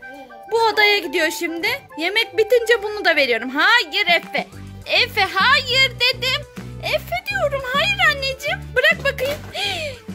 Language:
Turkish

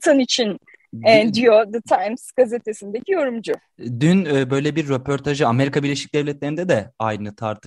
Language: Turkish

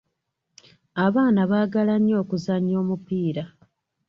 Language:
Ganda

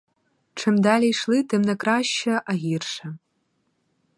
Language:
Ukrainian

